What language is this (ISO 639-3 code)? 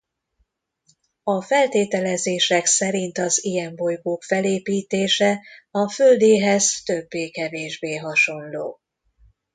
hun